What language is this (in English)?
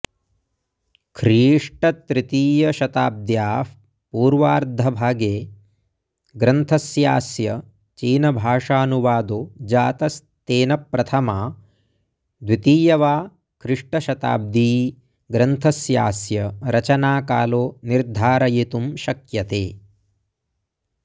Sanskrit